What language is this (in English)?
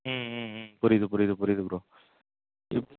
Tamil